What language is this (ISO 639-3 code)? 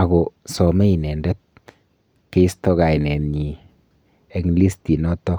kln